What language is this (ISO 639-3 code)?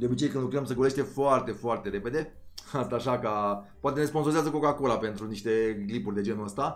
ron